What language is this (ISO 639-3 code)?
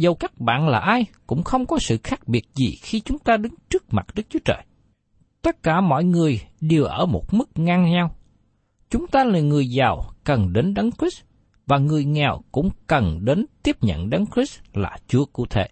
vie